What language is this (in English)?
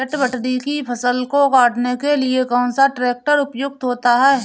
Hindi